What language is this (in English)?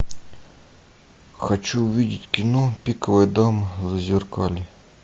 Russian